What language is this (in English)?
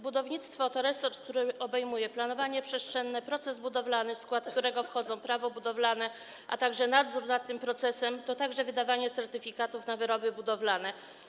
Polish